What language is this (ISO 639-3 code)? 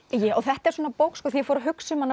isl